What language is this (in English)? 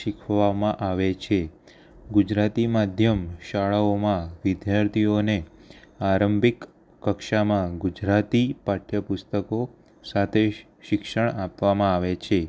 Gujarati